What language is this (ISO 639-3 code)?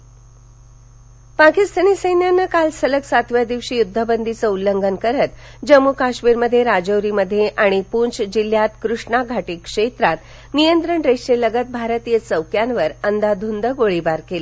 mar